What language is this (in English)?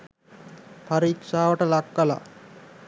Sinhala